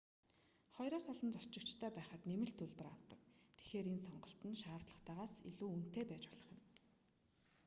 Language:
Mongolian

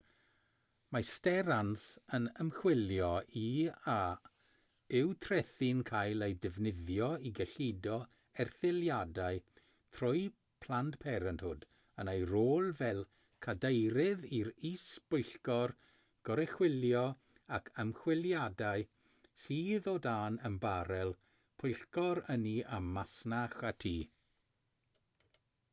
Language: Welsh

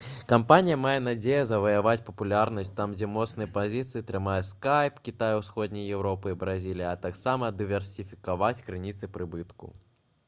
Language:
Belarusian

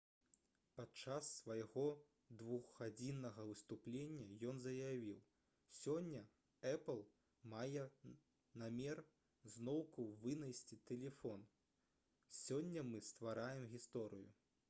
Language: Belarusian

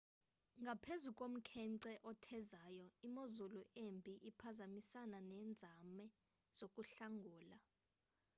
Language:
Xhosa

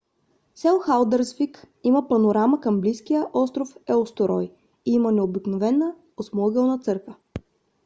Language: Bulgarian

